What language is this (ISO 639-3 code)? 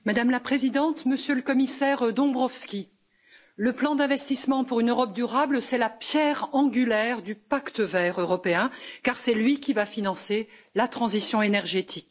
fra